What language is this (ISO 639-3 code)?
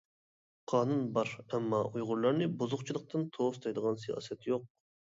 uig